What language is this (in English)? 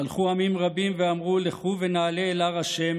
Hebrew